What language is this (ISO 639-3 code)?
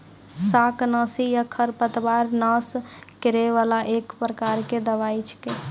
mai